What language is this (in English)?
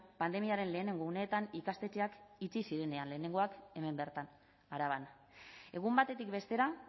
Basque